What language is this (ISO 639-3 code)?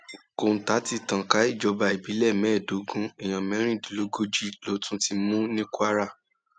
yor